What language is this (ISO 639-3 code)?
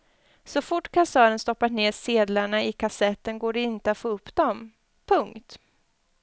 swe